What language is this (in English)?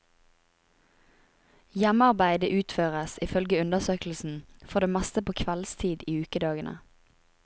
Norwegian